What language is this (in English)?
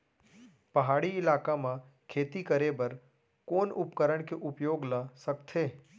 Chhattisgarhi